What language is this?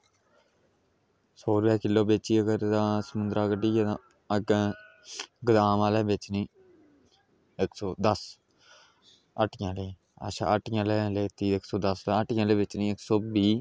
Dogri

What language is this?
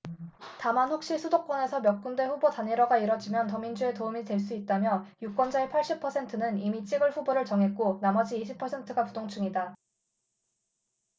Korean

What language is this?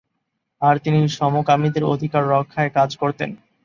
Bangla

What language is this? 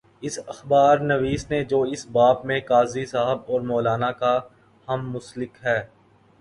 Urdu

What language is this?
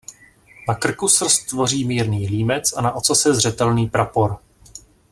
Czech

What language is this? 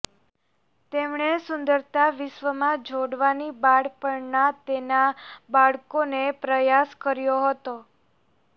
Gujarati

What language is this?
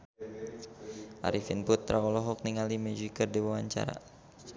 Sundanese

